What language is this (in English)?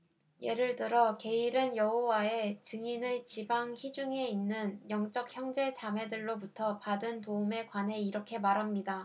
Korean